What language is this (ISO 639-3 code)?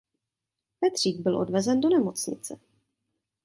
ces